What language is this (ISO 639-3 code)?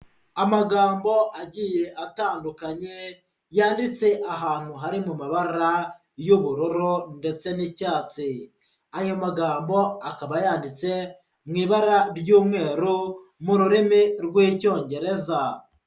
kin